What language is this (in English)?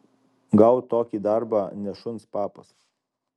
Lithuanian